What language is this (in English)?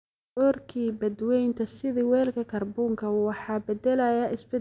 Somali